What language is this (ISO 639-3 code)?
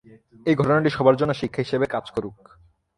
ben